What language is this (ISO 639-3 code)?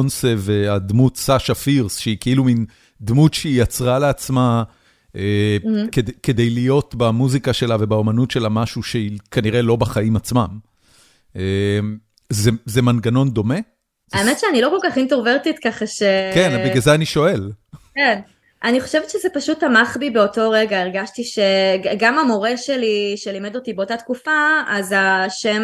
heb